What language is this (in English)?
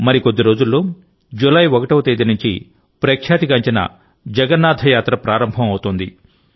Telugu